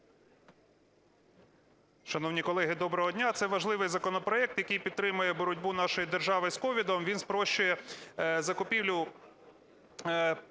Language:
Ukrainian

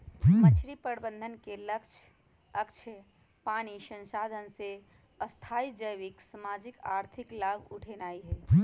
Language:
Magahi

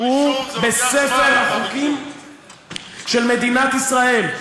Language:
Hebrew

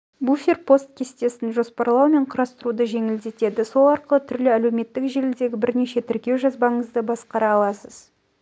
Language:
Kazakh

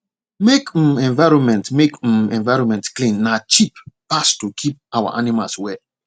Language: Nigerian Pidgin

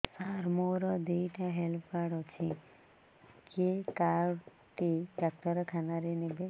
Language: Odia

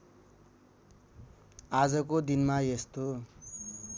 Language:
Nepali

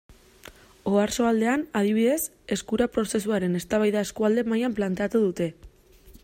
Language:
Basque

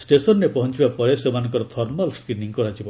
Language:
Odia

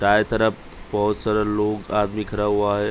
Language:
Hindi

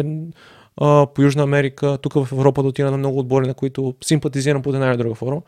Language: Bulgarian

